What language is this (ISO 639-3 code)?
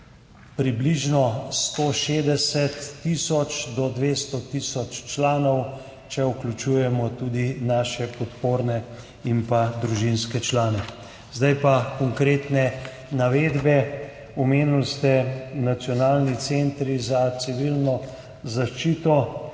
slv